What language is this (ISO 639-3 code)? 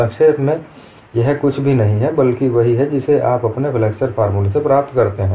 hin